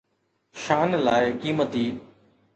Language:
Sindhi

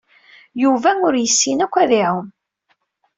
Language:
Kabyle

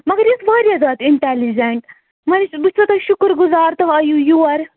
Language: Kashmiri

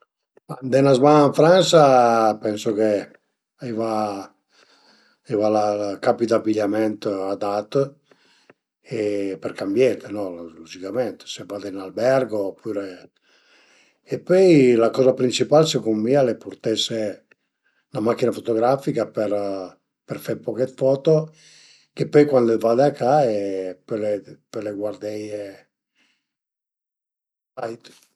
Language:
Piedmontese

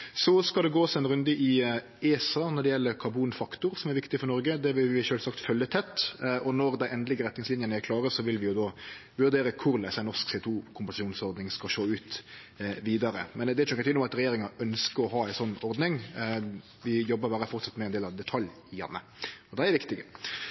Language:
Norwegian Nynorsk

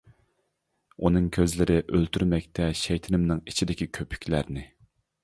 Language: Uyghur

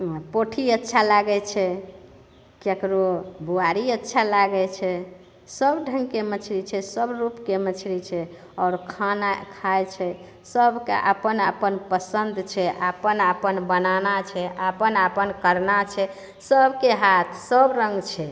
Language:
Maithili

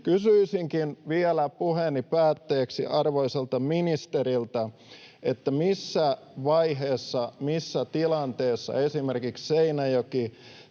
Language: Finnish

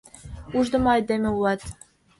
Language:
Mari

